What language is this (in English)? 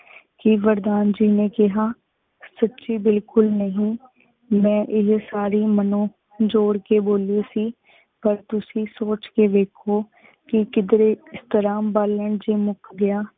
Punjabi